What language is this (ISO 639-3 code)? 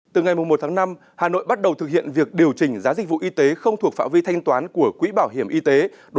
vie